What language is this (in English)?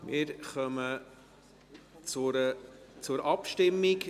Swiss German